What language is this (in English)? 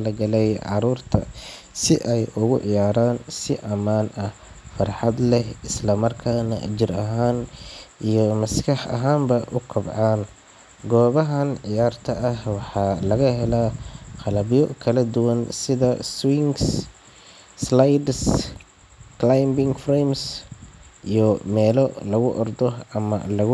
Somali